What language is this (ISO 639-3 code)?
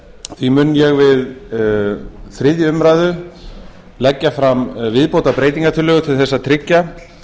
isl